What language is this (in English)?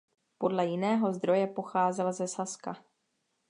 Czech